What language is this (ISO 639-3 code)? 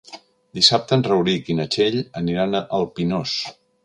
cat